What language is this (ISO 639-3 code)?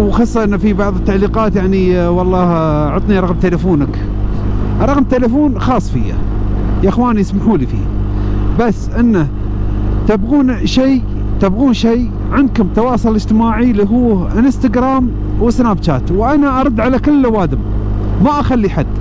ara